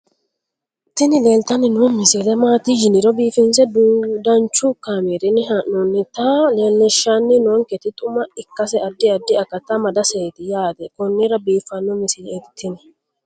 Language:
Sidamo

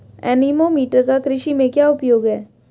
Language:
Hindi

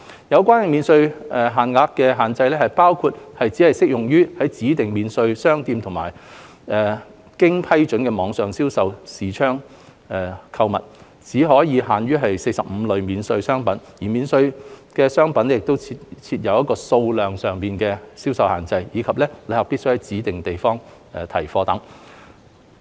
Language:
Cantonese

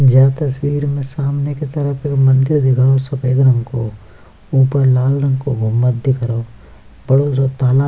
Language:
Hindi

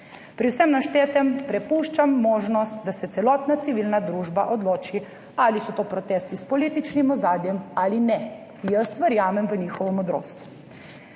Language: Slovenian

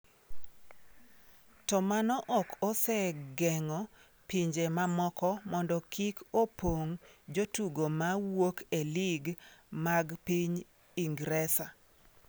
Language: Luo (Kenya and Tanzania)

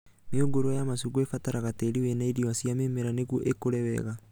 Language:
Kikuyu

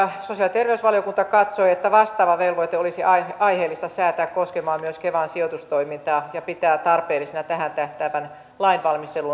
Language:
Finnish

